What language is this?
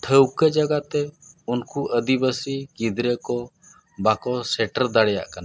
Santali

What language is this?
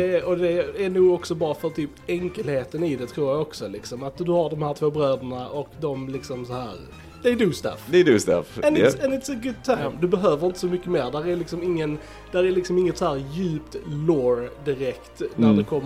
Swedish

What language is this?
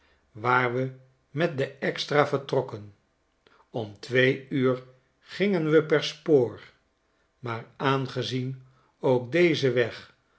Dutch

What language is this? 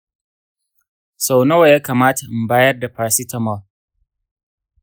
Hausa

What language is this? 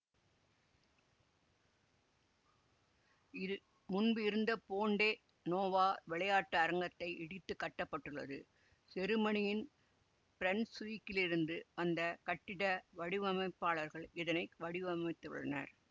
Tamil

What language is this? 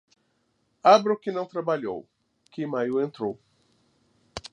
Portuguese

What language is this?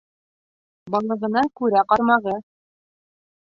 Bashkir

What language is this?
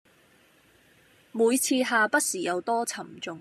Cantonese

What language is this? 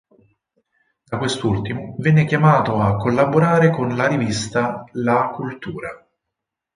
Italian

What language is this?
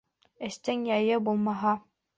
Bashkir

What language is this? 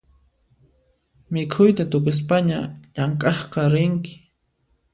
Puno Quechua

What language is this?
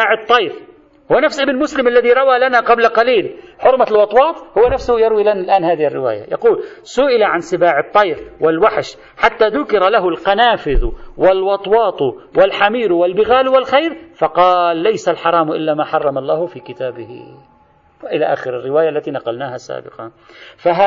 Arabic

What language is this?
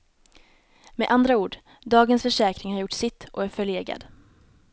Swedish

